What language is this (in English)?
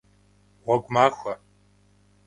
Kabardian